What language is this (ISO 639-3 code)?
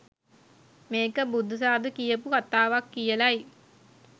sin